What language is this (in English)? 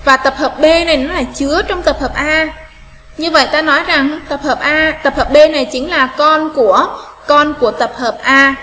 Vietnamese